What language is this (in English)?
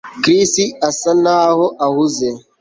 Kinyarwanda